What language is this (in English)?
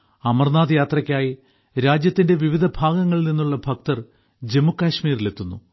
Malayalam